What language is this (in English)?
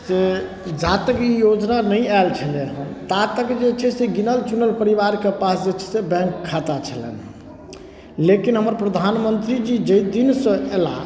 Maithili